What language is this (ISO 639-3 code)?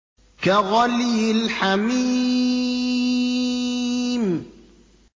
ara